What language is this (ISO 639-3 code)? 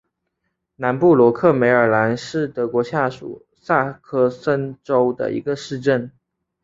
zho